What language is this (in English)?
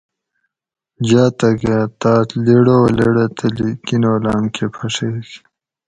Gawri